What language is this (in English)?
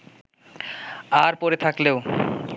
Bangla